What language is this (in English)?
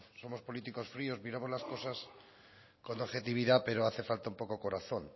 Spanish